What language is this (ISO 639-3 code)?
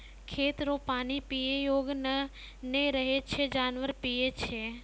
mai